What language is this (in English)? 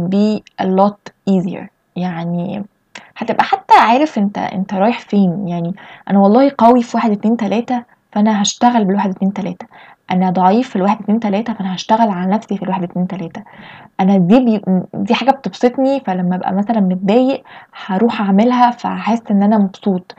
Arabic